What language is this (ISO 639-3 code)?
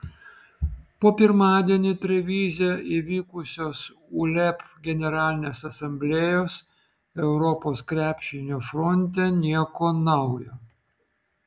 lit